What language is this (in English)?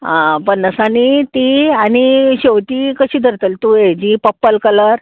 Konkani